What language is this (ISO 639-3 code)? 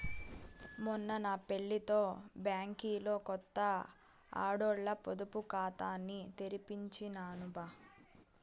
tel